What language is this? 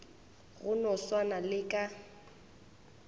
Northern Sotho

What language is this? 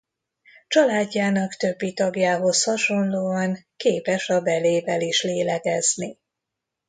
Hungarian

